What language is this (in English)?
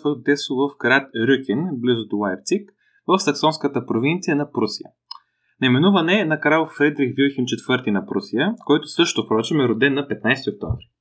Bulgarian